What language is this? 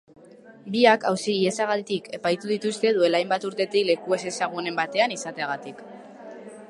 Basque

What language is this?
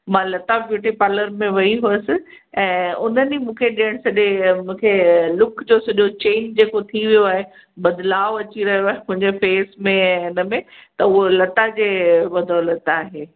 Sindhi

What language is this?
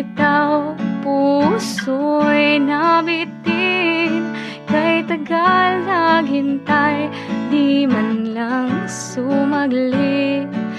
Filipino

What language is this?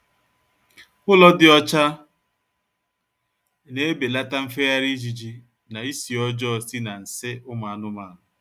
Igbo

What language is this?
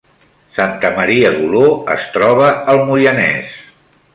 Catalan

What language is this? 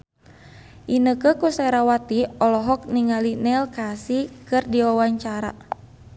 Sundanese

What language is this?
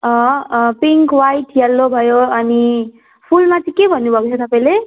Nepali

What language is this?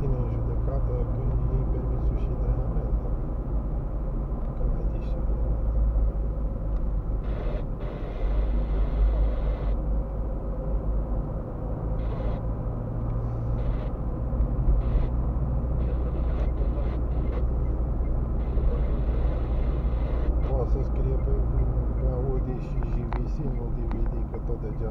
Romanian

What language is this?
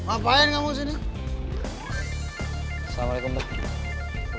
Indonesian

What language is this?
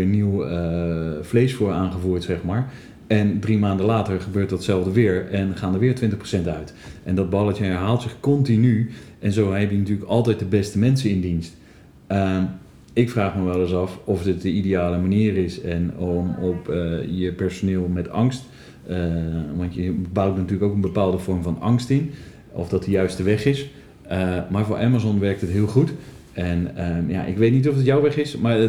Dutch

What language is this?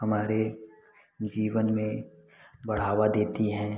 Hindi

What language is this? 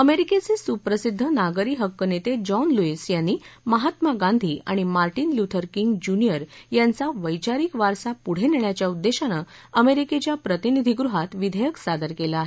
Marathi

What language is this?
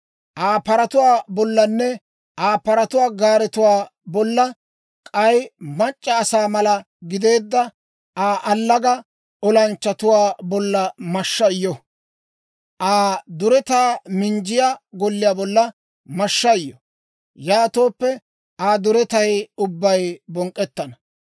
Dawro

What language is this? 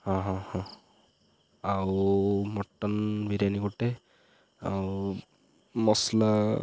Odia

